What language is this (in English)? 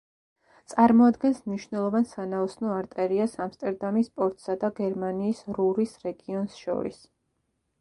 Georgian